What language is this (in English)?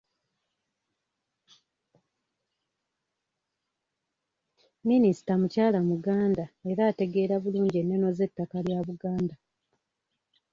Ganda